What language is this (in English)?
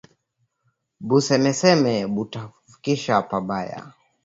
Swahili